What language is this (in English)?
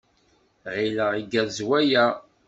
Kabyle